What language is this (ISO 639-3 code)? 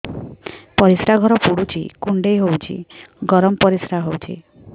ori